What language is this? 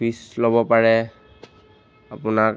Assamese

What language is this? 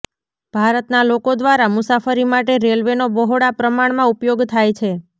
Gujarati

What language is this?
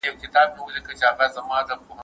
Pashto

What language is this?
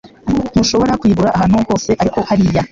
Kinyarwanda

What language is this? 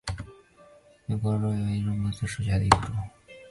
Chinese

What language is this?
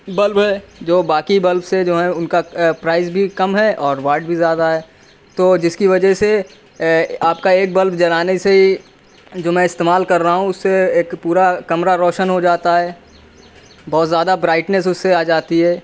Urdu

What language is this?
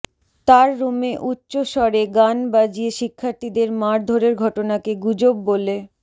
Bangla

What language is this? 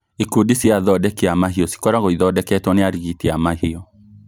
Kikuyu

